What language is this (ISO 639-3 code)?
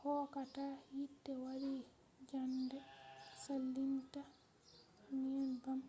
ful